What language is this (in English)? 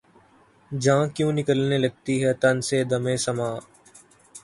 Urdu